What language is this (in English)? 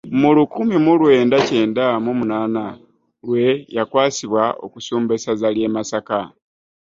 Ganda